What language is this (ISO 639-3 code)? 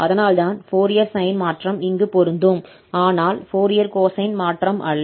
tam